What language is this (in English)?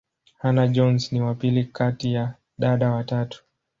Swahili